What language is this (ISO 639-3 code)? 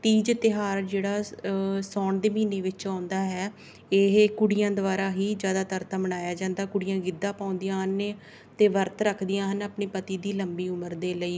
pan